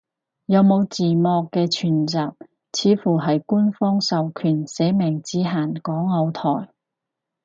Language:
Cantonese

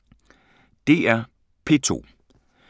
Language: Danish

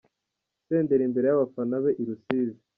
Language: Kinyarwanda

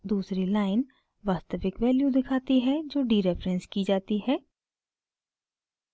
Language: Hindi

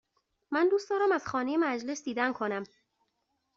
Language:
Persian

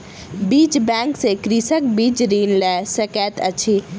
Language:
Maithili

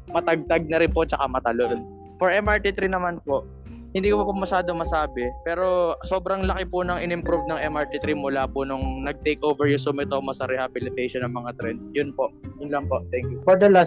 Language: Filipino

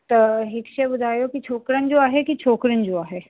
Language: Sindhi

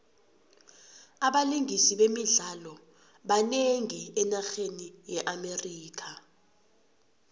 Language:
South Ndebele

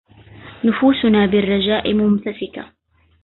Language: Arabic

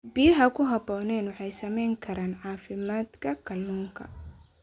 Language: Somali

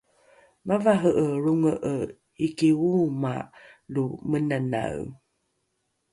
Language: Rukai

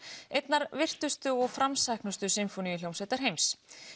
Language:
Icelandic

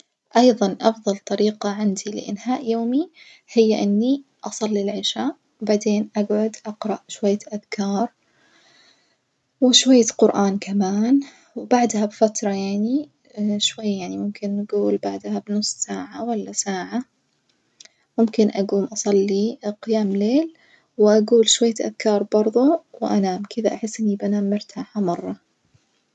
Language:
Najdi Arabic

